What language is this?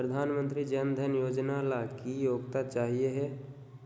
Magahi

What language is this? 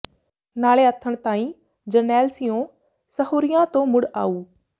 Punjabi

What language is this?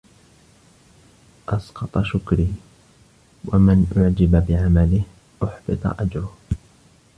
Arabic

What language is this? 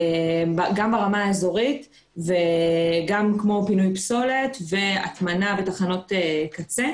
Hebrew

